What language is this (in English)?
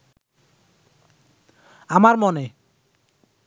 Bangla